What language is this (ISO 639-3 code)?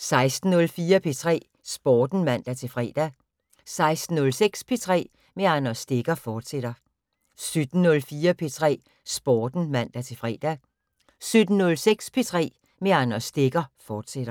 dan